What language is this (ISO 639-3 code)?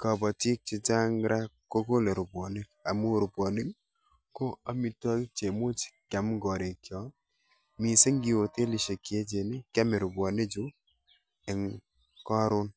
kln